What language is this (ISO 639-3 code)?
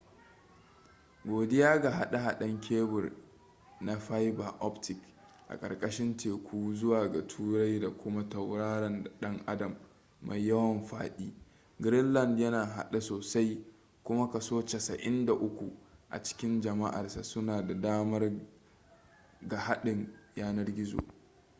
hau